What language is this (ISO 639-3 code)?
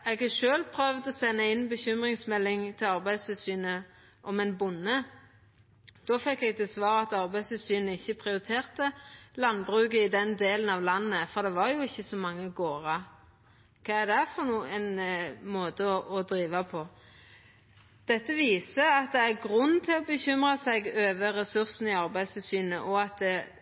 nno